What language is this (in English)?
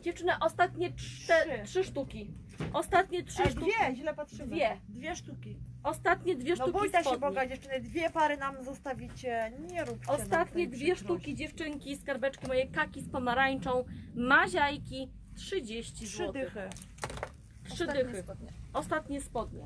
Polish